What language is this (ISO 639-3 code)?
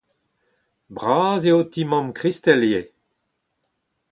bre